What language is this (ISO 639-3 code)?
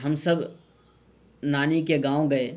urd